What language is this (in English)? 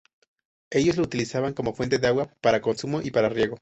Spanish